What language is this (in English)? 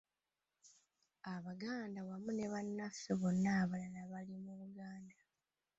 Ganda